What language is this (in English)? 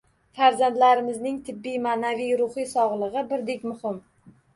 Uzbek